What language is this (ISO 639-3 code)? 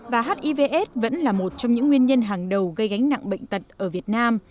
vie